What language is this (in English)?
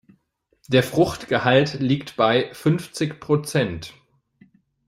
German